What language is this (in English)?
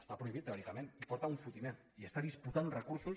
Catalan